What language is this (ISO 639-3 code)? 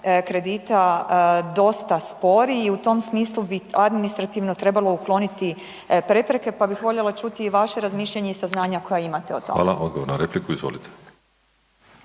hrv